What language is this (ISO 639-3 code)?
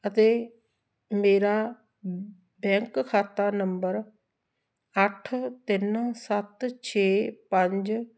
pan